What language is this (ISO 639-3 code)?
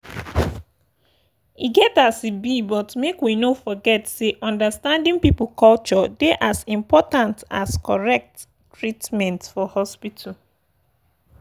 pcm